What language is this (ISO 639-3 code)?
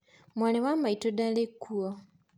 kik